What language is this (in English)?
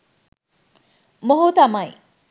Sinhala